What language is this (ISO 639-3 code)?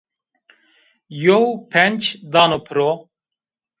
zza